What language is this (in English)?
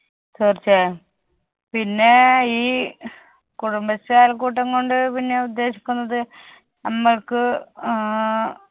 Malayalam